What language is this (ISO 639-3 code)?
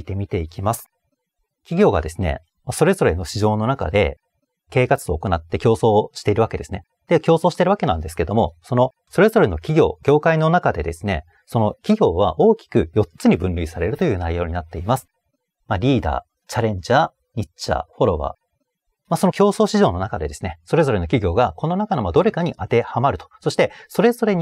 jpn